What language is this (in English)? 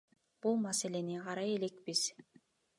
Kyrgyz